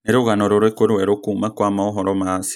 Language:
Kikuyu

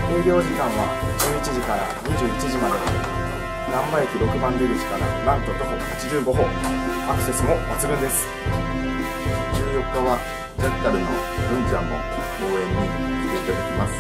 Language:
Japanese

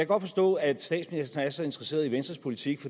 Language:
Danish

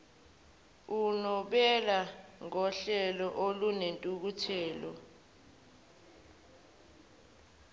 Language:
Zulu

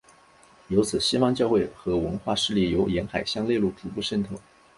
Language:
Chinese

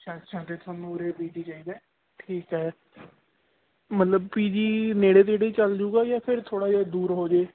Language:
Punjabi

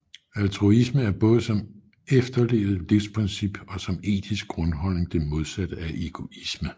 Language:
Danish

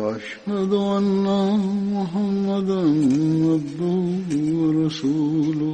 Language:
Swahili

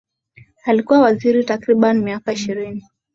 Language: Swahili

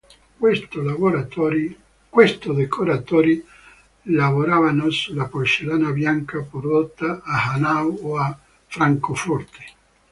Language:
Italian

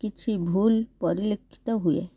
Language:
Odia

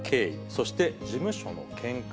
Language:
Japanese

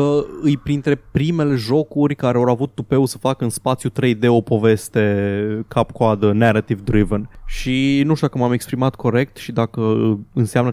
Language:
Romanian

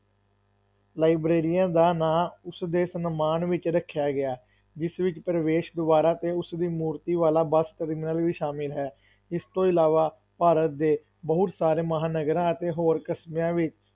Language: Punjabi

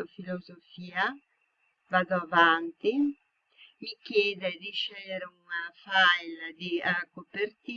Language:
Italian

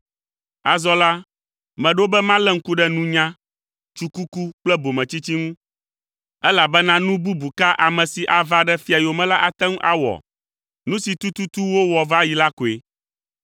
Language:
Ewe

